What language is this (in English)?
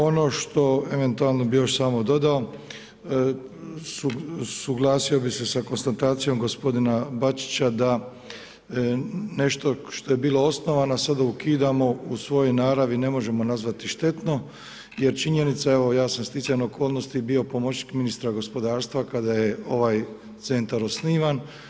Croatian